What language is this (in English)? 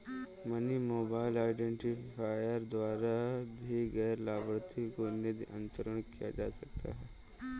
Hindi